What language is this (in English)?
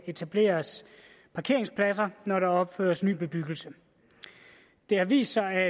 Danish